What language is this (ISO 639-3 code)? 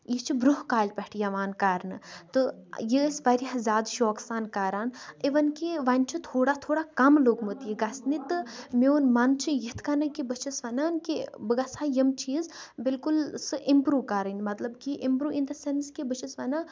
kas